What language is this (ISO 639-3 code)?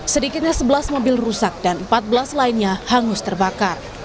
ind